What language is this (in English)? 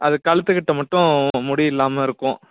Tamil